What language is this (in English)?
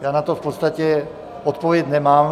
Czech